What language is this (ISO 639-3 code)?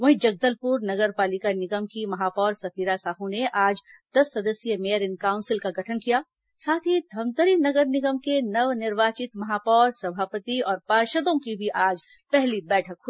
hin